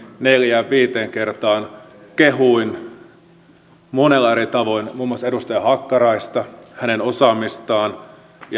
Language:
Finnish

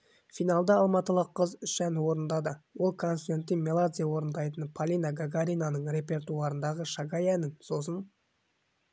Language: Kazakh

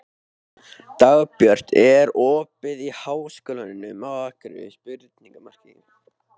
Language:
Icelandic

